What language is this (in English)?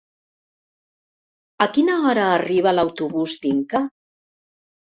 Catalan